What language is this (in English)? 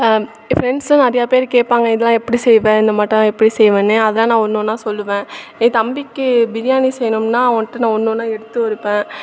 Tamil